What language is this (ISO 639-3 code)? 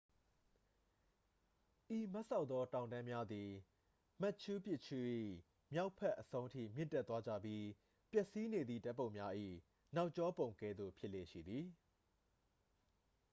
mya